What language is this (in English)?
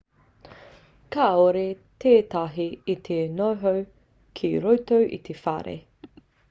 Māori